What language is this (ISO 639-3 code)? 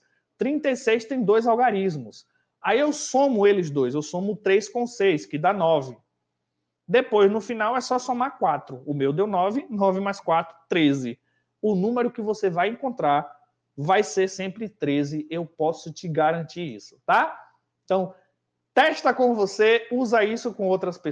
por